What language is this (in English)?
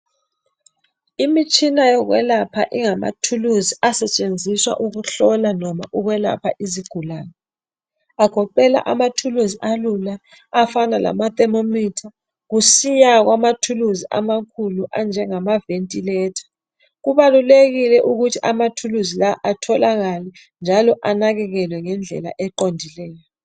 North Ndebele